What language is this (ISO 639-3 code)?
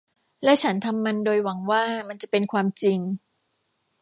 tha